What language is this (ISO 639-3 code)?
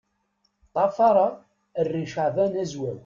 kab